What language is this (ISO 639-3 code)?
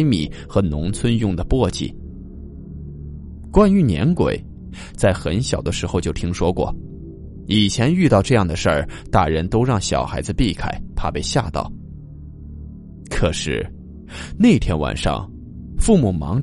zho